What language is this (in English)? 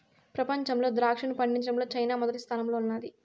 Telugu